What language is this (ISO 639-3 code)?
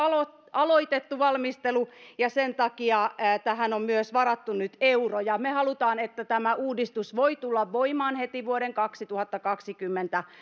fin